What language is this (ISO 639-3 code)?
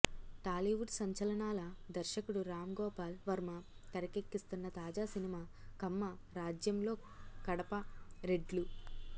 tel